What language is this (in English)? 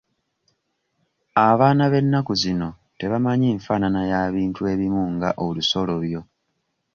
Ganda